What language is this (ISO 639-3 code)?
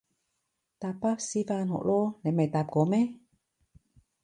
yue